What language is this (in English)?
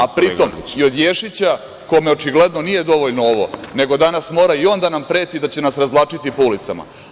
Serbian